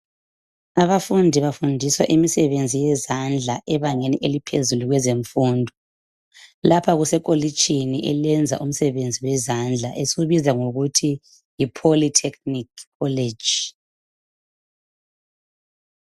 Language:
North Ndebele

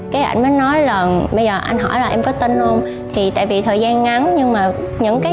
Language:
Vietnamese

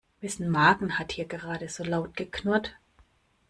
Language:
German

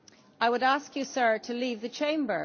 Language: English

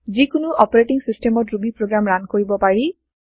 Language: Assamese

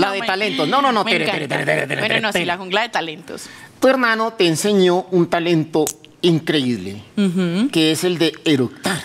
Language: Spanish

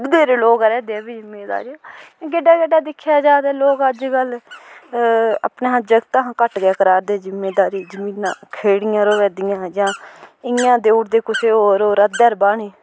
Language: Dogri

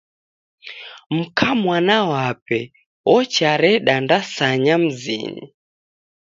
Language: Taita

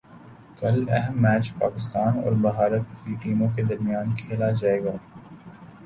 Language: Urdu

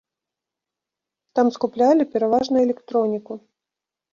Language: Belarusian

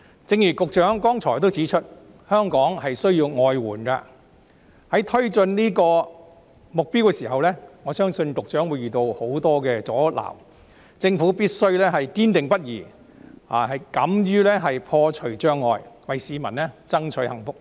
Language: Cantonese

